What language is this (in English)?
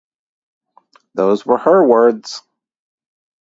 English